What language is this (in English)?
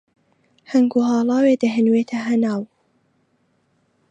Central Kurdish